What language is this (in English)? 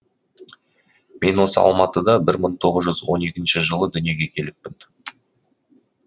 Kazakh